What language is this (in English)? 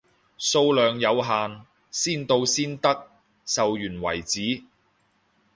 Cantonese